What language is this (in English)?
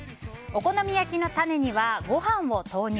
Japanese